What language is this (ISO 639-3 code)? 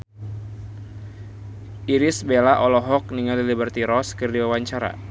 sun